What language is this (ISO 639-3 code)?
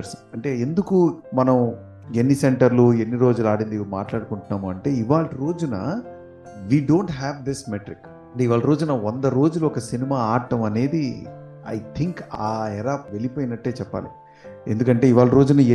tel